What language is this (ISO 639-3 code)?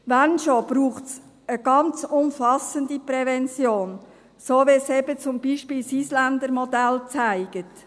gsw